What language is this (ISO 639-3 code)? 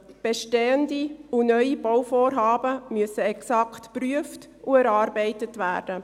gsw